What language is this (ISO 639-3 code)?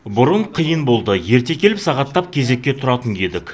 kaz